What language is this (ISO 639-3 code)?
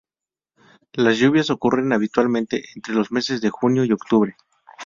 spa